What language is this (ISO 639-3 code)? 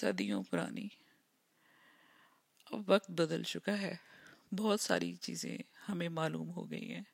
urd